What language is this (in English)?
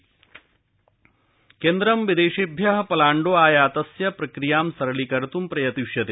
Sanskrit